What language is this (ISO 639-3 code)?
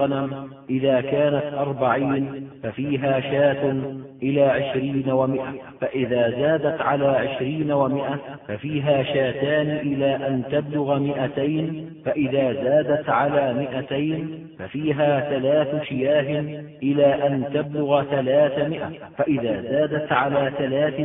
ara